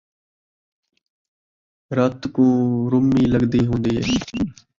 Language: Saraiki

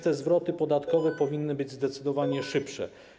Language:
Polish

